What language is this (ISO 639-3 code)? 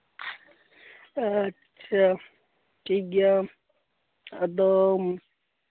sat